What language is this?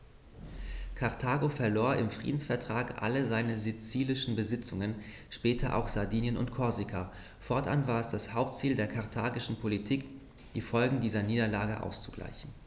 German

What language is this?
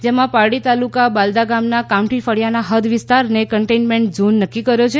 Gujarati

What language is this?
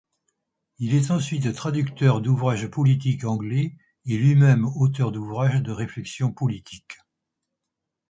French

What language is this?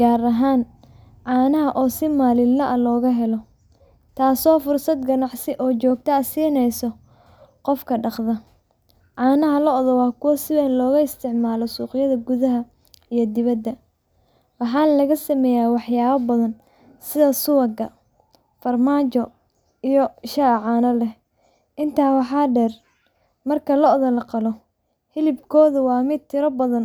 Somali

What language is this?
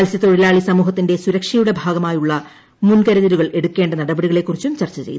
Malayalam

